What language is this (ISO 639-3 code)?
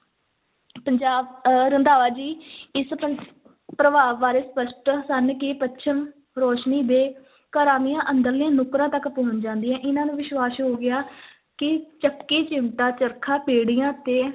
pan